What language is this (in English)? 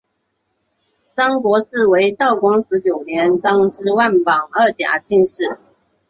Chinese